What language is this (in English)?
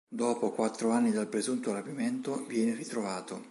Italian